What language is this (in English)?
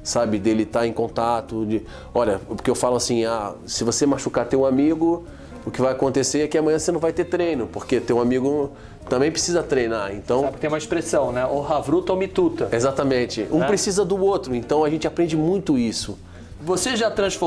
Portuguese